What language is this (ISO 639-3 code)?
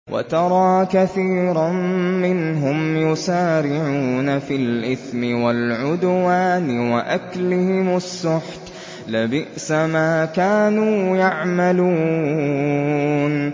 ara